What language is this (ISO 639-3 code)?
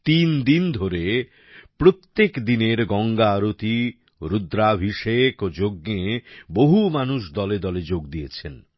ben